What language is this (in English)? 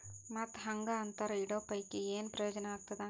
Kannada